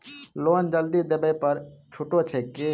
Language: Maithili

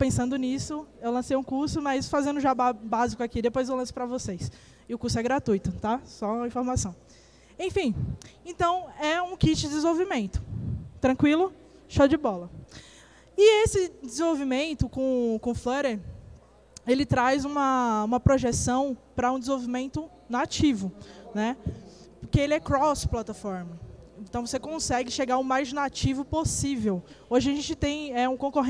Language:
Portuguese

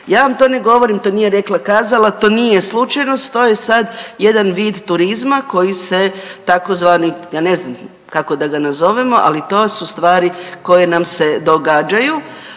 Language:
Croatian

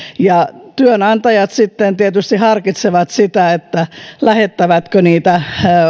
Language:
Finnish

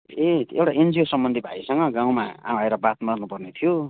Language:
Nepali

